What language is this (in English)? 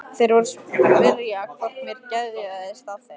Icelandic